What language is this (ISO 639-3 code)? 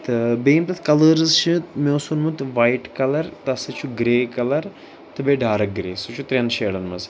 kas